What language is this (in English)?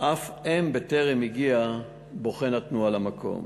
Hebrew